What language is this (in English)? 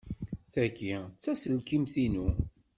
Kabyle